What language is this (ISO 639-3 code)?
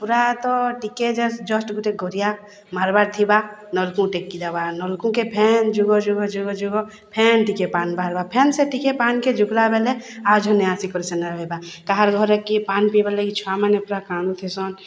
ori